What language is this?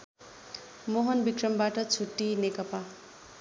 Nepali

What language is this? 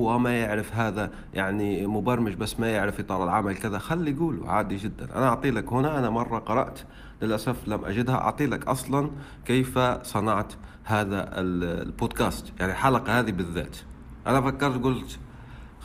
Arabic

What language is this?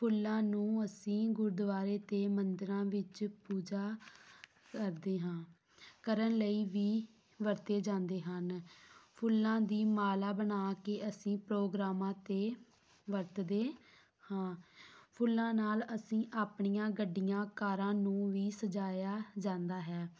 Punjabi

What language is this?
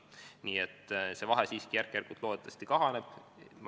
Estonian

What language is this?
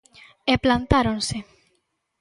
Galician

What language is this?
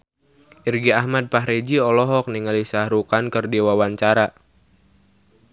Sundanese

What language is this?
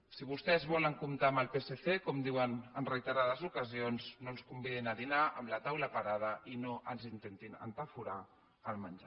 Catalan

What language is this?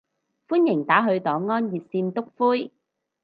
Cantonese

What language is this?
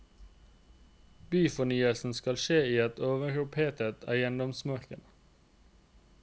Norwegian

